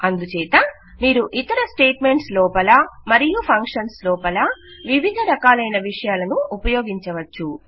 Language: Telugu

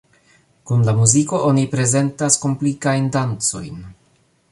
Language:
Esperanto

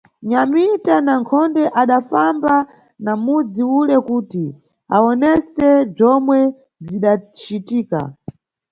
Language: Nyungwe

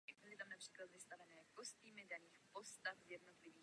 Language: Czech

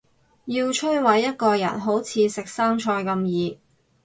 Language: Cantonese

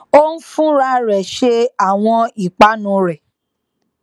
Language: Yoruba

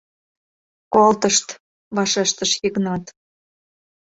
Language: Mari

